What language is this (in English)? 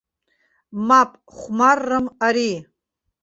Abkhazian